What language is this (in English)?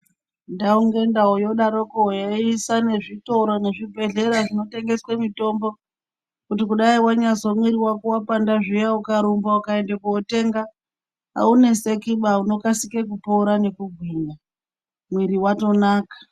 Ndau